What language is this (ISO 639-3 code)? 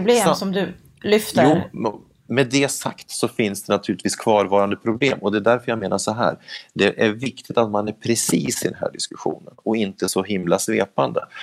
swe